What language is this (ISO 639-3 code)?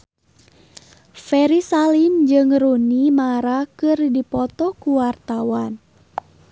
sun